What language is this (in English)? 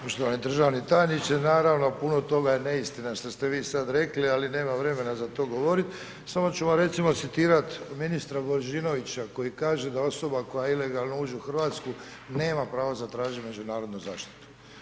Croatian